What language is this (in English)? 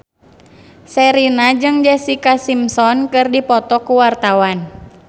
Sundanese